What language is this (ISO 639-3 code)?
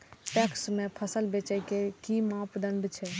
mai